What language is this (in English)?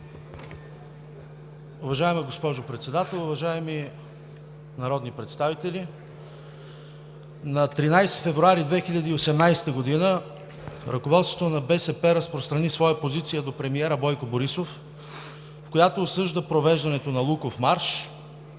Bulgarian